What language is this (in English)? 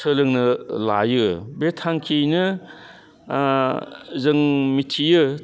Bodo